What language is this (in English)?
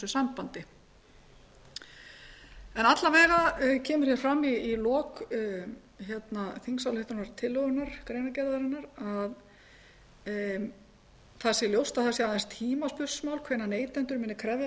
Icelandic